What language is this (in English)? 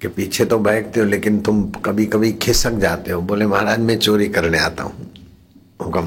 Hindi